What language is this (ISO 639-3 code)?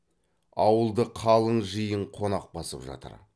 kaz